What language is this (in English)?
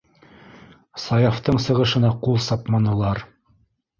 Bashkir